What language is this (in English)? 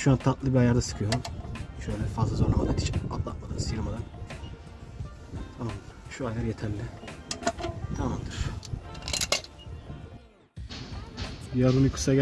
Turkish